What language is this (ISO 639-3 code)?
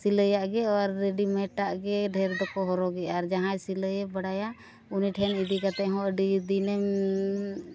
sat